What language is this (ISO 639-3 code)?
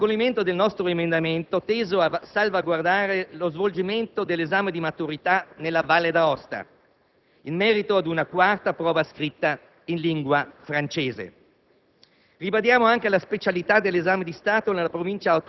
ita